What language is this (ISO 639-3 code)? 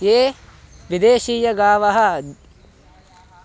san